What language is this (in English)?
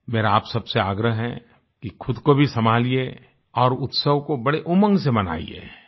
Hindi